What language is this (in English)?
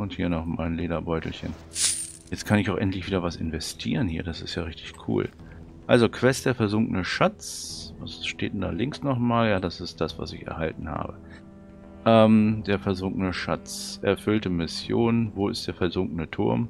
German